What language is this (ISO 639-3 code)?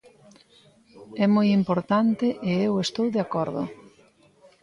glg